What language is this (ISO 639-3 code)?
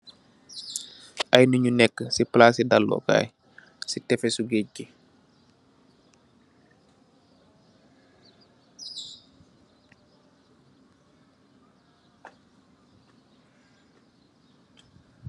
wol